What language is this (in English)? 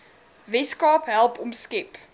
Afrikaans